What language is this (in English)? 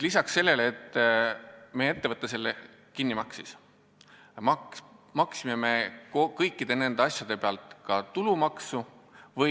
Estonian